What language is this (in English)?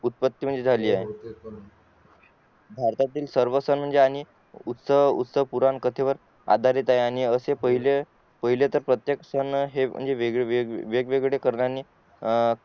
Marathi